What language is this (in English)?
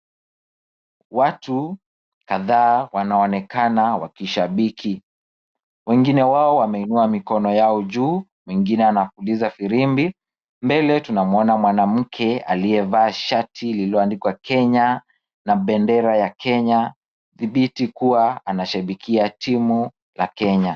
Swahili